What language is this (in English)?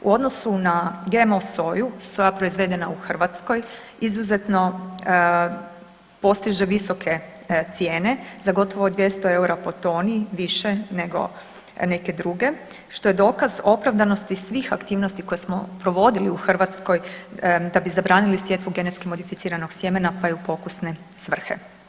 Croatian